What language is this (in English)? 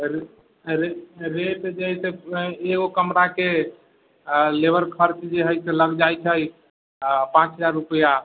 Maithili